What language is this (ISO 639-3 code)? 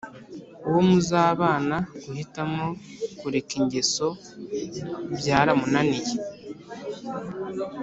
kin